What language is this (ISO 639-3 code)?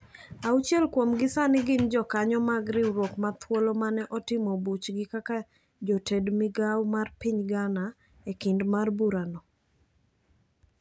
luo